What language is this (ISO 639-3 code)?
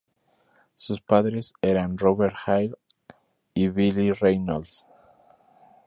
spa